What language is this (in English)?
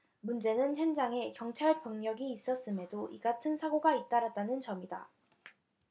Korean